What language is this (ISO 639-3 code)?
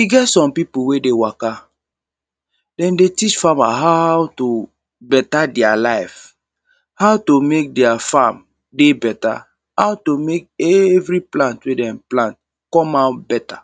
pcm